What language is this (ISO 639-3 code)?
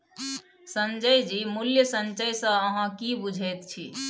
mai